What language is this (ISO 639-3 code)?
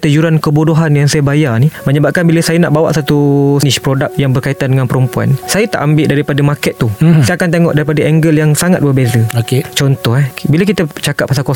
msa